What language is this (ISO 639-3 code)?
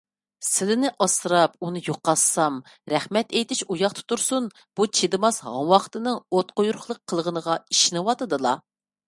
uig